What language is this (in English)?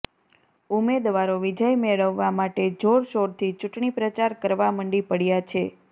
Gujarati